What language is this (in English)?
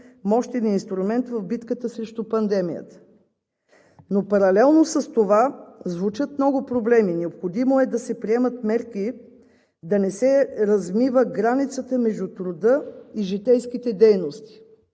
Bulgarian